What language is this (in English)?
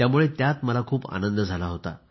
Marathi